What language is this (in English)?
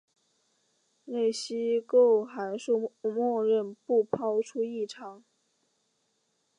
Chinese